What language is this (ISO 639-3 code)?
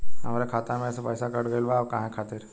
bho